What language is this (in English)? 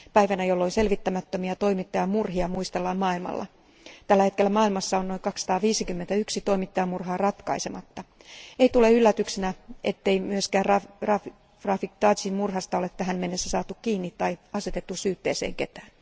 Finnish